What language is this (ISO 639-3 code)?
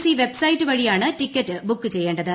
mal